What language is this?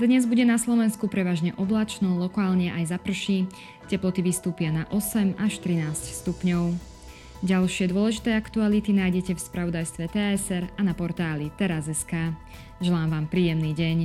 Slovak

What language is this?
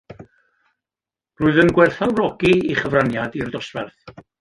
Welsh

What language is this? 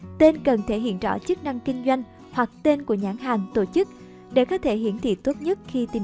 Vietnamese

